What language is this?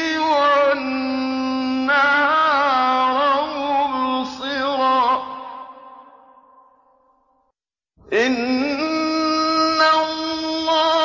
Arabic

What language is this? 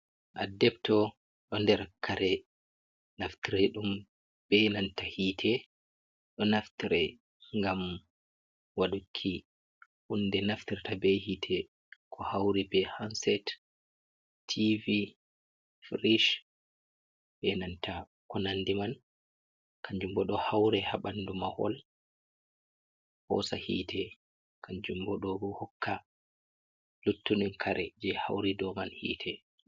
Fula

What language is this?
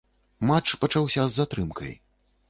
Belarusian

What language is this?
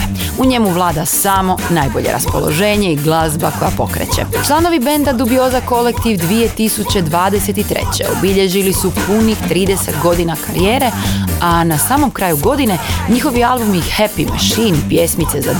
Croatian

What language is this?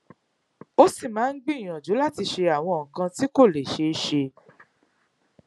Yoruba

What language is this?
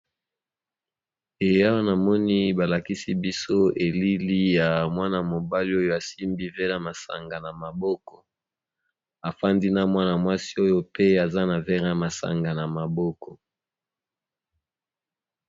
Lingala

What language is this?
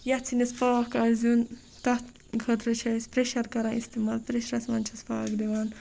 Kashmiri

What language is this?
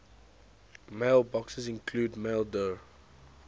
English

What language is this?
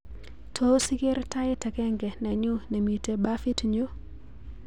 Kalenjin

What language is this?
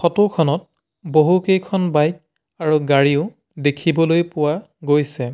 Assamese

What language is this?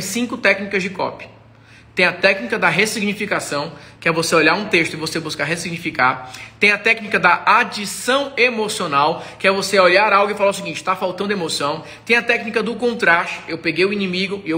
Portuguese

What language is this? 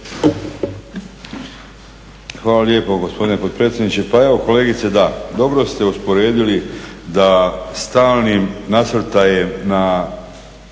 Croatian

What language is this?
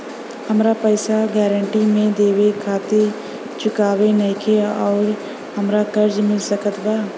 Bhojpuri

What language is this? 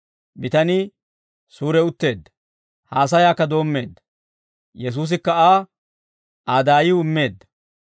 Dawro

